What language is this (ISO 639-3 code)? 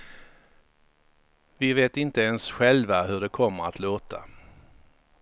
swe